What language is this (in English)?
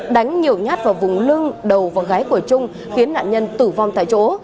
Vietnamese